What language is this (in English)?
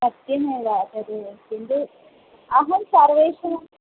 Sanskrit